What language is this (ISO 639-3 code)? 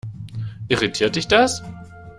deu